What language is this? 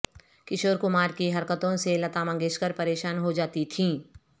Urdu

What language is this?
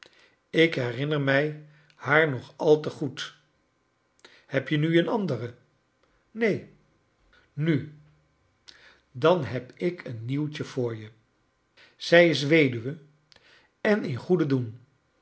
Dutch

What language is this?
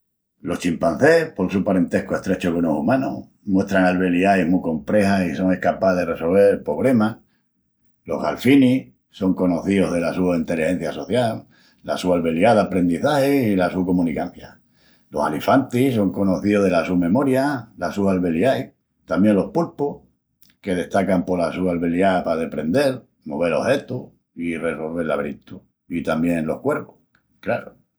Extremaduran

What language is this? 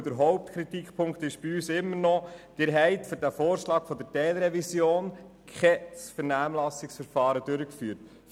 Swiss German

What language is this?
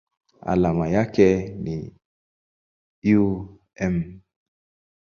Swahili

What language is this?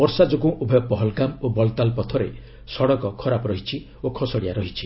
Odia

